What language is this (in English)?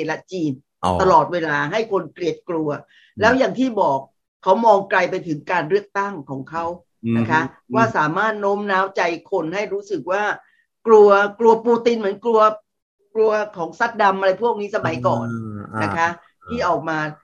Thai